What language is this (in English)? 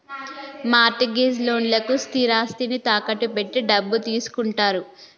Telugu